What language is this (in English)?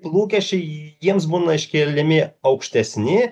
Lithuanian